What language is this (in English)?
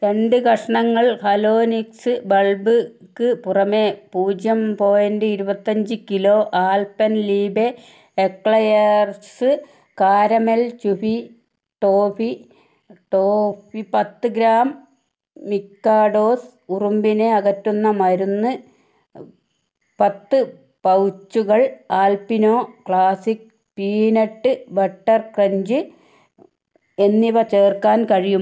Malayalam